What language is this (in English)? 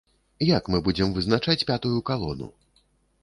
Belarusian